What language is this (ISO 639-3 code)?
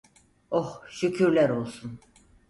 tur